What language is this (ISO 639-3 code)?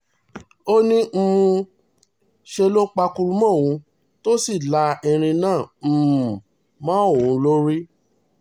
yor